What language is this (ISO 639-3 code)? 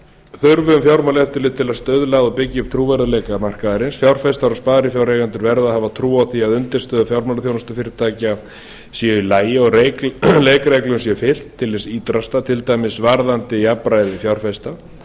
isl